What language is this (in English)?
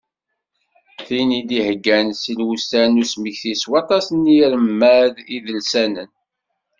Kabyle